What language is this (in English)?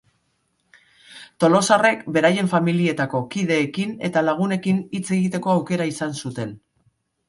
Basque